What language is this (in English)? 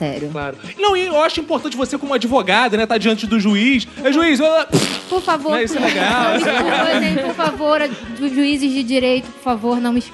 Portuguese